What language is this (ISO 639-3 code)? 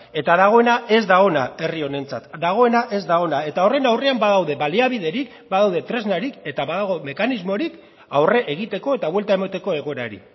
eus